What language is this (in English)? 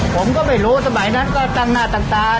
Thai